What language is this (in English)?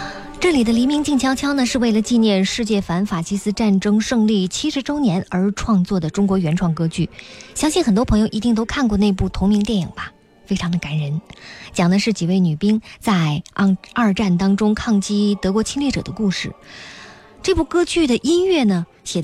Chinese